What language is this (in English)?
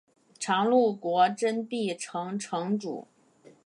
Chinese